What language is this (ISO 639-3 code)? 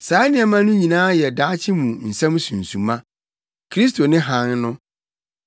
aka